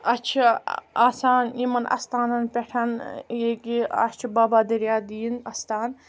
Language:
Kashmiri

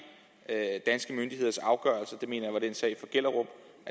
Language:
Danish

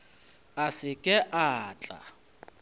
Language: Northern Sotho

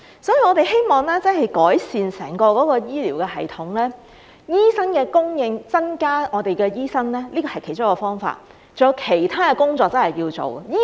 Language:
Cantonese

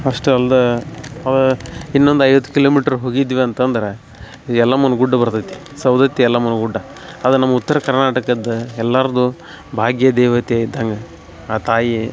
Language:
Kannada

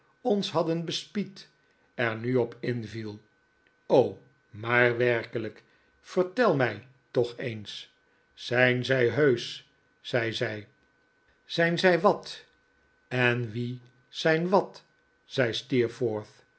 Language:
Dutch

